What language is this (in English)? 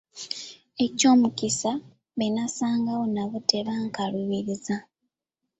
Ganda